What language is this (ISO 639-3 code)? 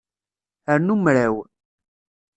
kab